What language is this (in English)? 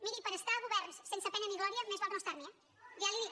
Catalan